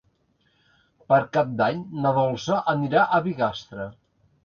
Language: Catalan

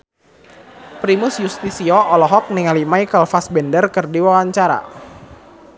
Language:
Sundanese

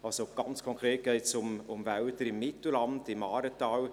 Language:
Swiss German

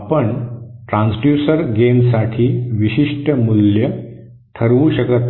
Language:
Marathi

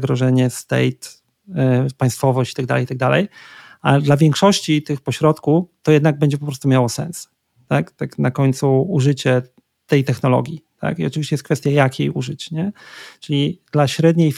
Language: Polish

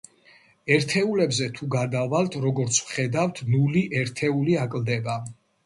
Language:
Georgian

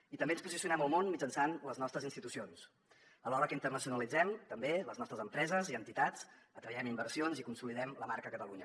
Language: Catalan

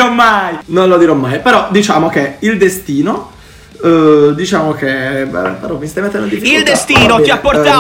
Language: Italian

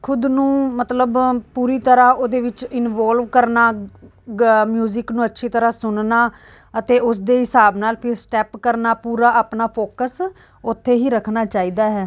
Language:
Punjabi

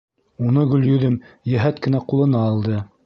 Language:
Bashkir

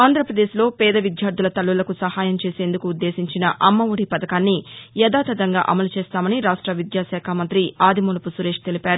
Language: Telugu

